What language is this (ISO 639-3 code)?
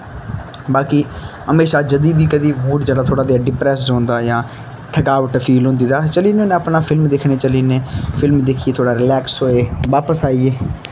doi